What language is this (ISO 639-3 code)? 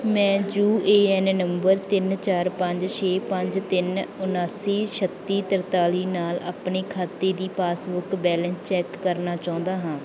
pan